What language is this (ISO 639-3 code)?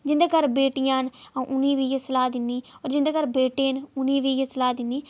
doi